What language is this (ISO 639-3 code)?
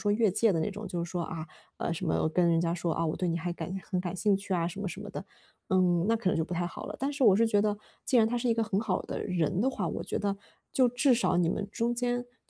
zho